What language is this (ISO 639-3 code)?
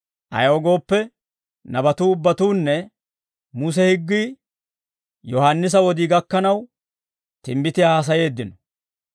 dwr